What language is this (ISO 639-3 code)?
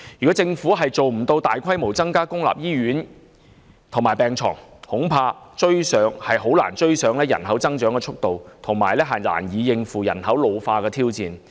yue